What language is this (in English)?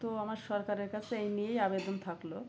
Bangla